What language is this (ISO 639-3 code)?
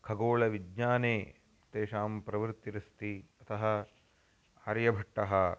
san